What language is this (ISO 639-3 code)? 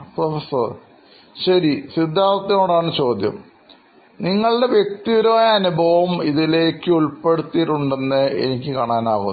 mal